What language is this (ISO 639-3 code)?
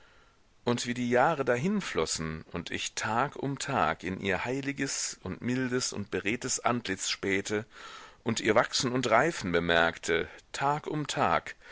deu